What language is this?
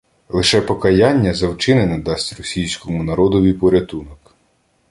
Ukrainian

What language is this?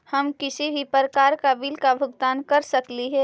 Magahi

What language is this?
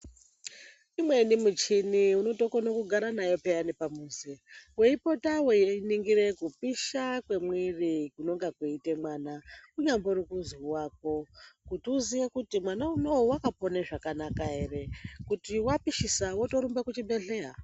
Ndau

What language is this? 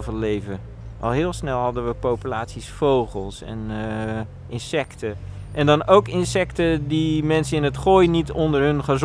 Dutch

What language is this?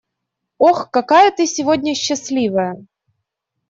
Russian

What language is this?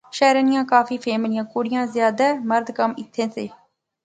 Pahari-Potwari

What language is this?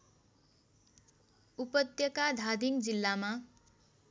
Nepali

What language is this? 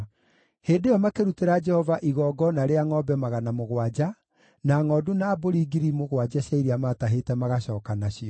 Kikuyu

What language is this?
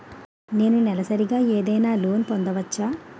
Telugu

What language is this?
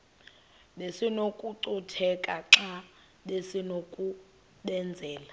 Xhosa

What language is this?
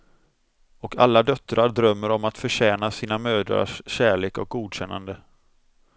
Swedish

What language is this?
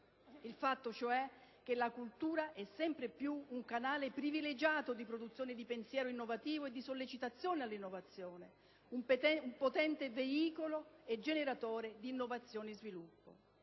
Italian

